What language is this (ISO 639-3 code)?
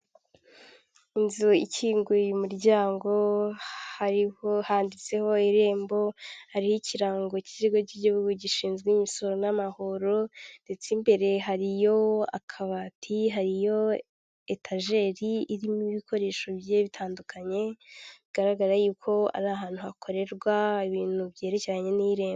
kin